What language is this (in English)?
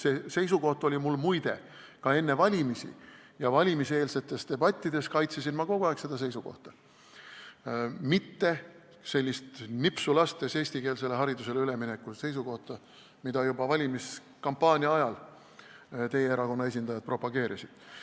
Estonian